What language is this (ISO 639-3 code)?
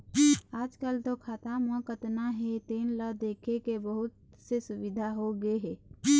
hne